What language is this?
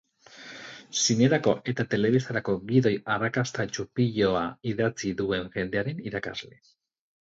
Basque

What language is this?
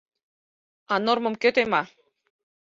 Mari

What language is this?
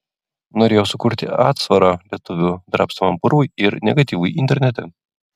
Lithuanian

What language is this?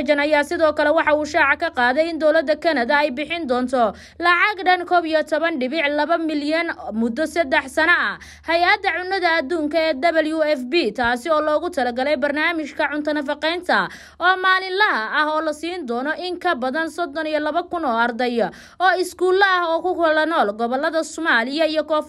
Arabic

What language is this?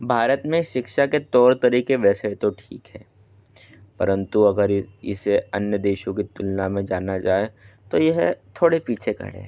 Hindi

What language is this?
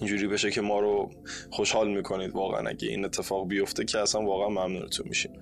Persian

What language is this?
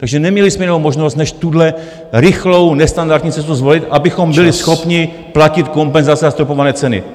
Czech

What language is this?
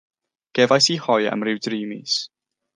Welsh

